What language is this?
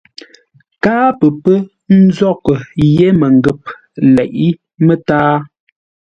Ngombale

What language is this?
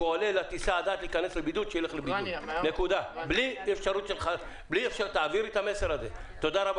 Hebrew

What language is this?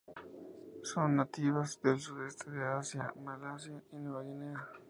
Spanish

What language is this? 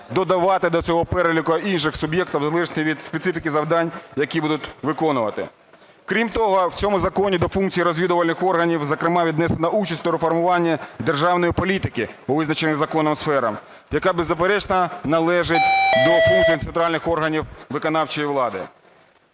Ukrainian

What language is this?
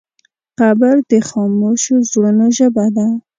Pashto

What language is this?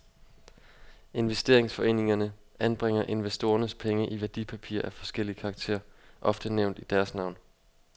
Danish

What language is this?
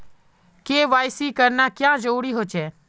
Magahi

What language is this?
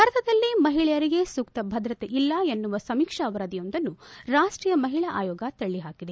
Kannada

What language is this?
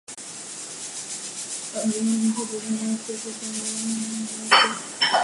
Chinese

